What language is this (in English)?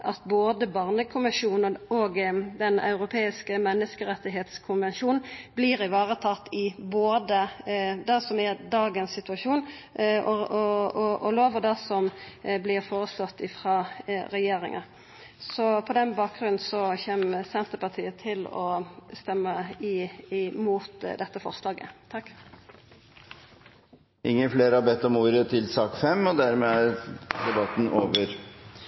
Norwegian